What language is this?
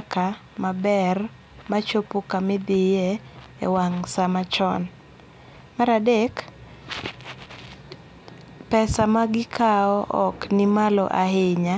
Luo (Kenya and Tanzania)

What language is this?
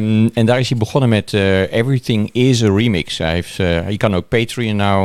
Dutch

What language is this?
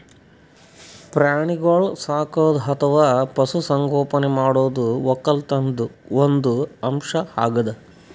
Kannada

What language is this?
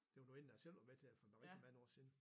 Danish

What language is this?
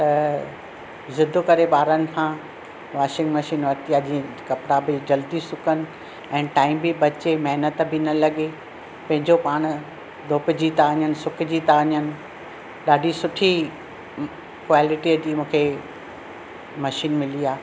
Sindhi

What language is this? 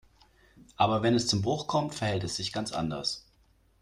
German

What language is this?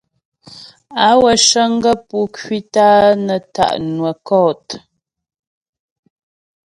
Ghomala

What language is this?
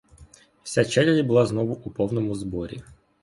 Ukrainian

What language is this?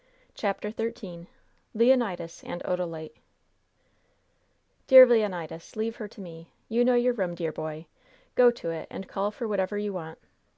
English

